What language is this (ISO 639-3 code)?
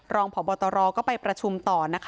tha